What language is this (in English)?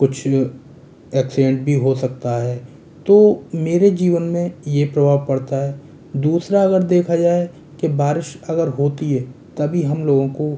Hindi